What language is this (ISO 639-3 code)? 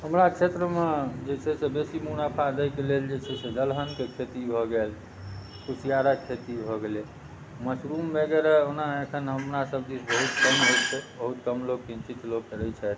mai